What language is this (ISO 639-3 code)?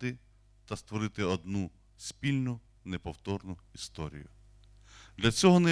ukr